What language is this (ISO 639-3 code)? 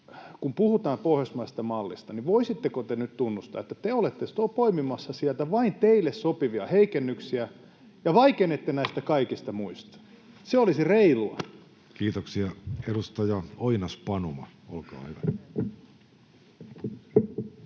fin